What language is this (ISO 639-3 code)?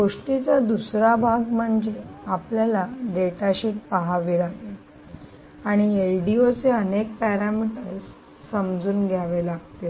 mar